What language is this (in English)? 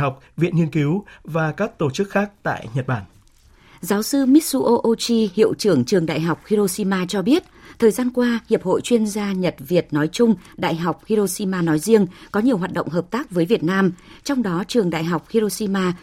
Vietnamese